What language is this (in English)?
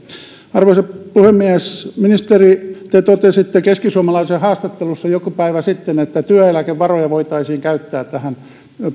Finnish